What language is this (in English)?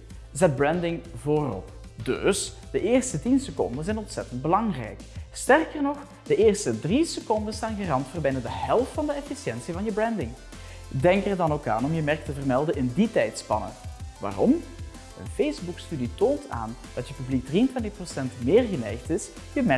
Dutch